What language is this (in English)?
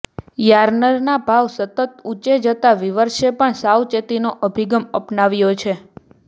Gujarati